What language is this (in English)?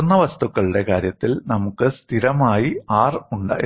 Malayalam